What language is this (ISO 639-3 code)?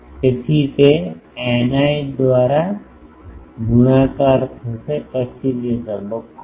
guj